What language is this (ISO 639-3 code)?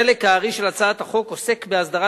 heb